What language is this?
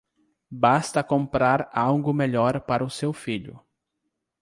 Portuguese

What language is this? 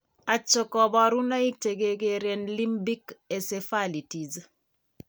Kalenjin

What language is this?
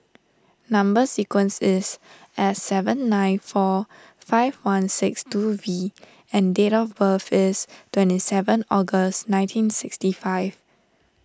English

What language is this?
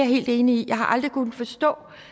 Danish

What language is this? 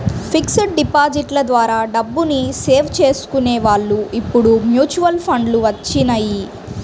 Telugu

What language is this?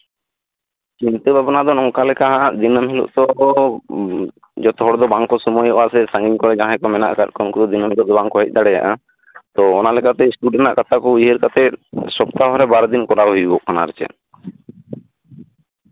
Santali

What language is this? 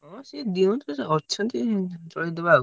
Odia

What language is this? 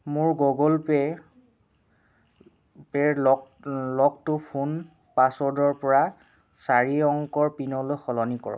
Assamese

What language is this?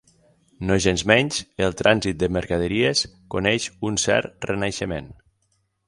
Catalan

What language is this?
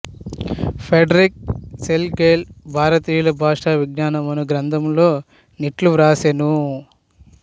Telugu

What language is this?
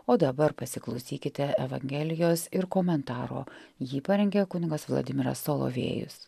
Lithuanian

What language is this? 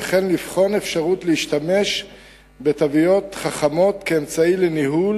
Hebrew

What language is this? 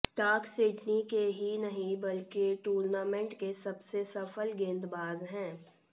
Hindi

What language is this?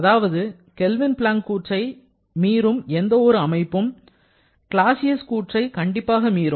Tamil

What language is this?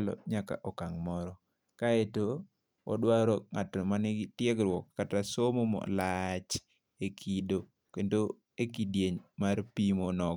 Luo (Kenya and Tanzania)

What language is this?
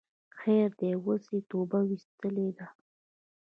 Pashto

